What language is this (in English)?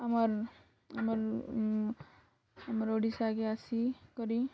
Odia